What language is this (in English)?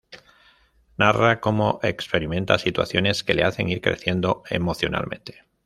Spanish